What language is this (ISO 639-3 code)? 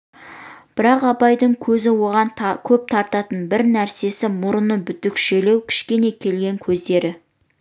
kaz